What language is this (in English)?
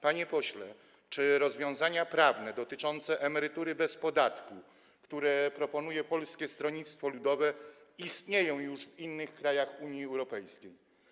Polish